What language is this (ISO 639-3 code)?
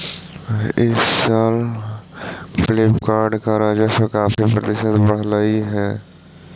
mag